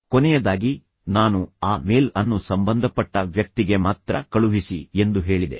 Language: Kannada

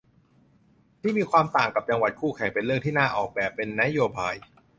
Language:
Thai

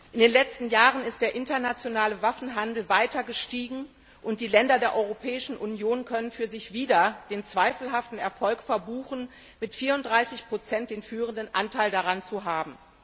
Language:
German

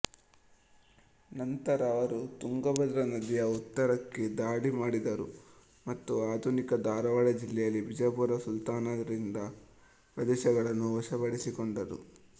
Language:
Kannada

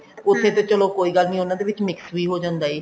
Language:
Punjabi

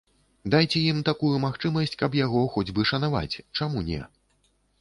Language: Belarusian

